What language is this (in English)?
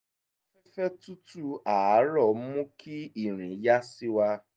Yoruba